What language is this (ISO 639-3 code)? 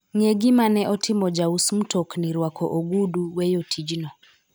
luo